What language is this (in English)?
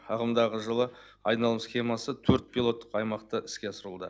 Kazakh